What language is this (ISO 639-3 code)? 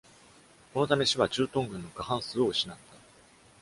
jpn